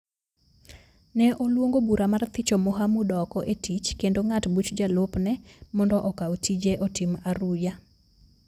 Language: Luo (Kenya and Tanzania)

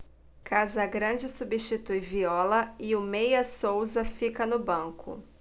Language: Portuguese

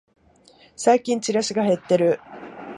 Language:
Japanese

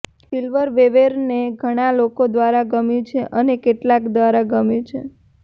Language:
Gujarati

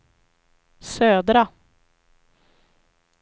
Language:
Swedish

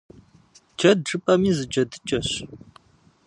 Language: Kabardian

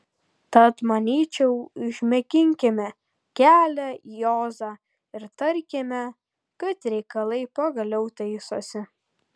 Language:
Lithuanian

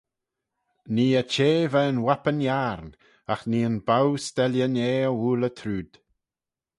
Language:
Manx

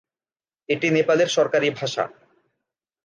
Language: Bangla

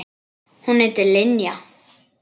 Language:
Icelandic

